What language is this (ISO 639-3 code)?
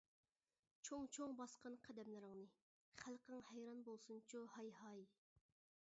uig